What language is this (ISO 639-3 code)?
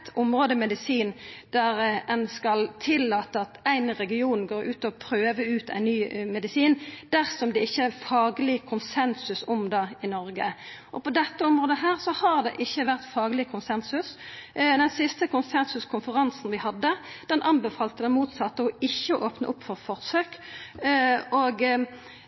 nno